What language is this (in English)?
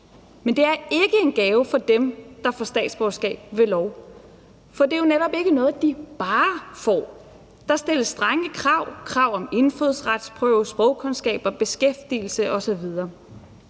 Danish